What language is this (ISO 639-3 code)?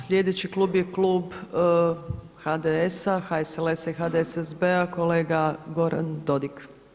hrv